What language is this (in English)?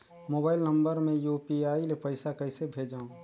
Chhattisgarhi